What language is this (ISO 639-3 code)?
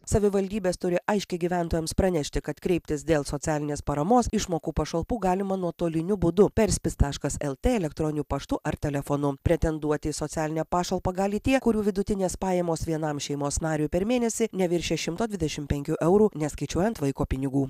lit